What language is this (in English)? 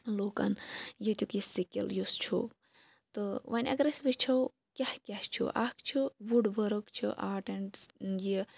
Kashmiri